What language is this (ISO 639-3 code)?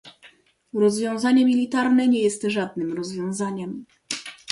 pol